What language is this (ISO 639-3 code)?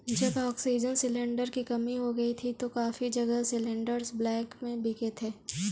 hin